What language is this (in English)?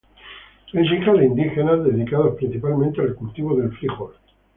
Spanish